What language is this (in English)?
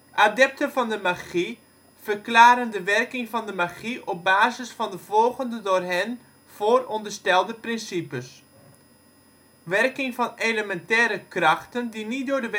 Dutch